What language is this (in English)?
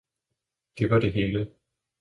Danish